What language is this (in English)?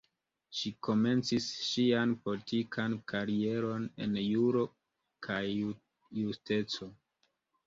Esperanto